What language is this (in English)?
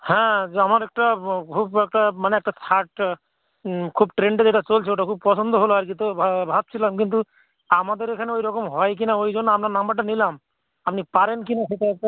Bangla